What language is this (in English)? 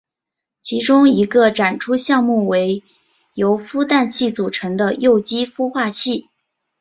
Chinese